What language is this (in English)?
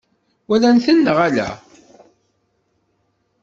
Kabyle